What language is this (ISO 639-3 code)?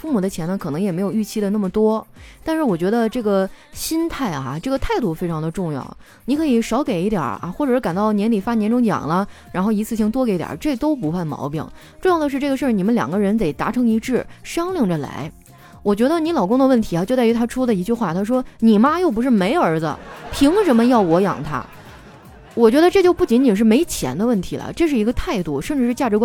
zho